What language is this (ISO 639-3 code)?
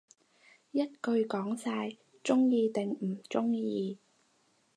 yue